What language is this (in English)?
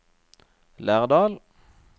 Norwegian